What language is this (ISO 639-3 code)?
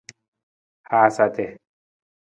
nmz